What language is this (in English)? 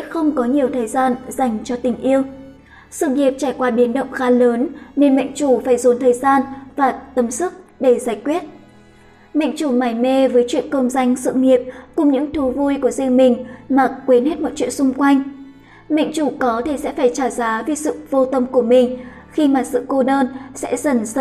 Vietnamese